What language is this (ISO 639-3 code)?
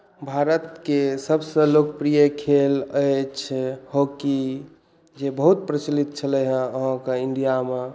mai